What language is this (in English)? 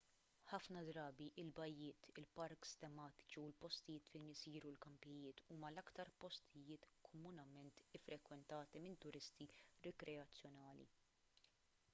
Maltese